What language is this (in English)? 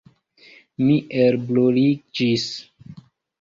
Esperanto